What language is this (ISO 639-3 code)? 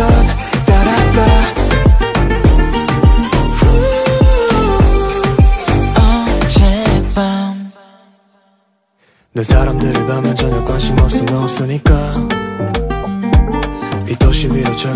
kor